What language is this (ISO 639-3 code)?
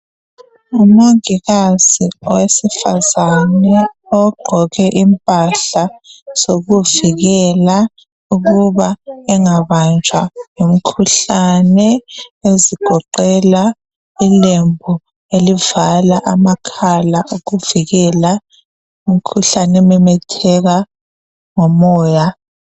nde